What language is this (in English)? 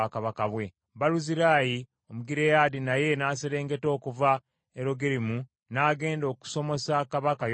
Ganda